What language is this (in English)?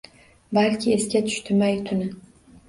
Uzbek